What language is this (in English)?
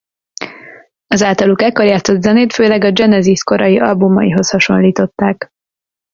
Hungarian